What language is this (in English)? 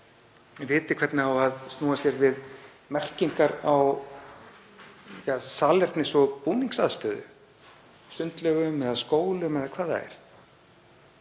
Icelandic